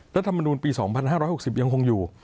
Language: Thai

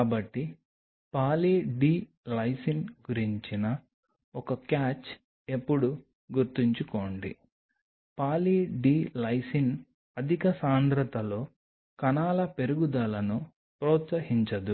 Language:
Telugu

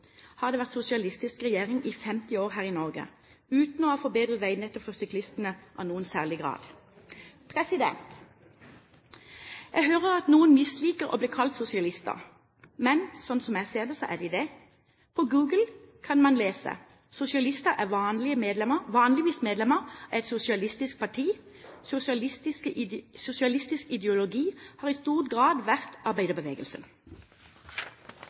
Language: Norwegian Bokmål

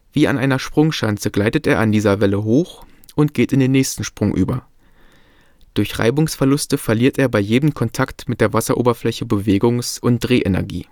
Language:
German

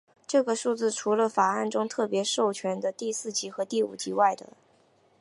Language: Chinese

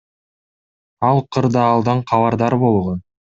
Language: Kyrgyz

